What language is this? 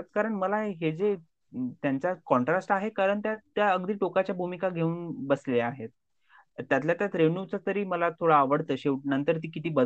Marathi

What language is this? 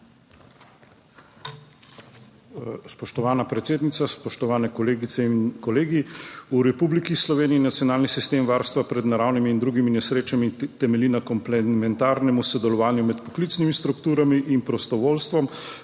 Slovenian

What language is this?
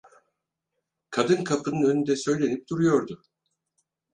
Turkish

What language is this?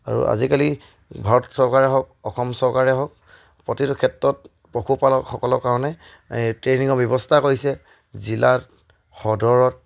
Assamese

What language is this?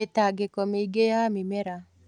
Kikuyu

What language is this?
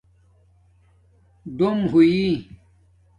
Domaaki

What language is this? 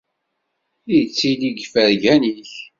Kabyle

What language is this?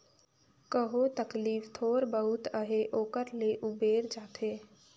Chhattisgarhi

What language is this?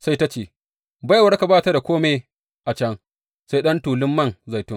Hausa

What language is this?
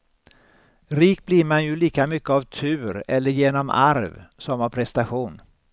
Swedish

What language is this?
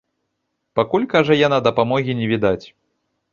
Belarusian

